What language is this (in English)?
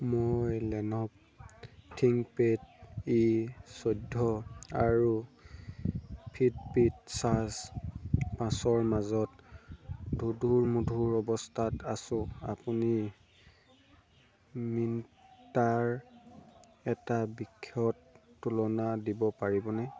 Assamese